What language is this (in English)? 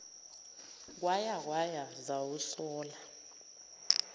Zulu